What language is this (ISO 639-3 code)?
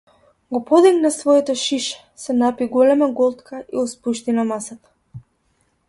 mkd